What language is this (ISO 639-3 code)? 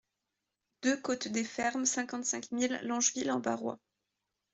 fra